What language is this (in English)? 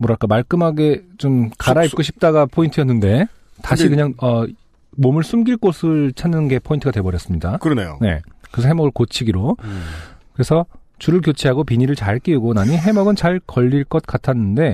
Korean